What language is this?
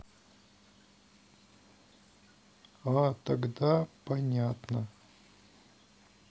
Russian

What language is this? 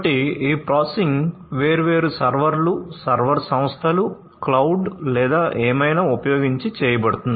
Telugu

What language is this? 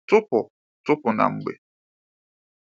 Igbo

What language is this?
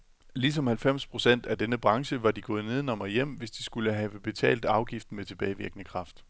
Danish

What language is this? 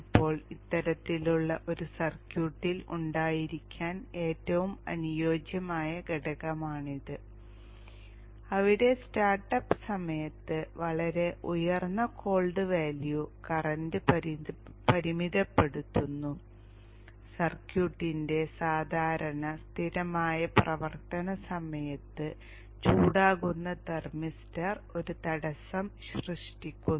Malayalam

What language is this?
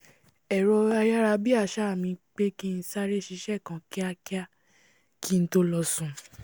Yoruba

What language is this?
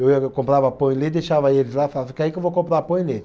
Portuguese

